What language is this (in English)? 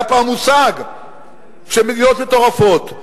Hebrew